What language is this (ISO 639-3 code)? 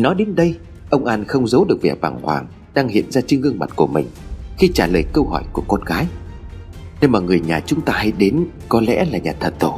vie